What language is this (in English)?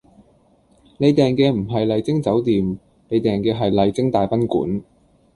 Cantonese